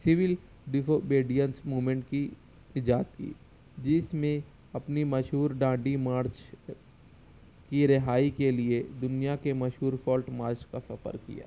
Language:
Urdu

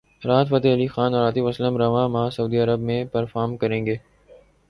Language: Urdu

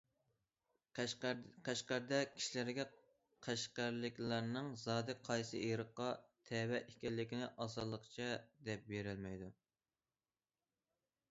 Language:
Uyghur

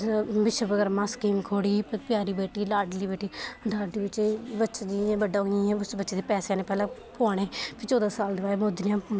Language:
Dogri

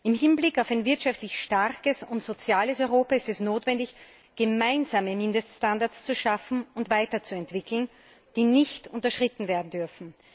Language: German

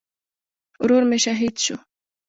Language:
Pashto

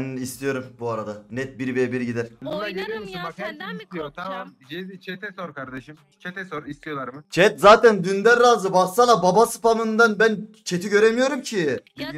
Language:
Turkish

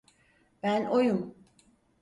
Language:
Turkish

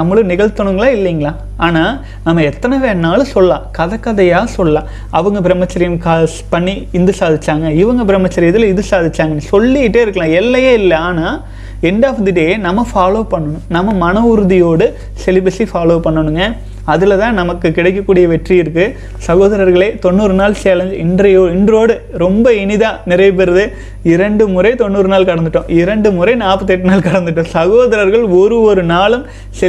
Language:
Tamil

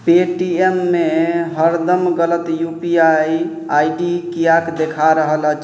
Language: Maithili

